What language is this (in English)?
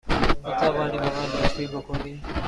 Persian